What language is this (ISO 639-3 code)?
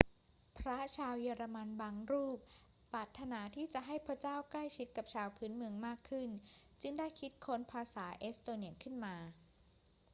tha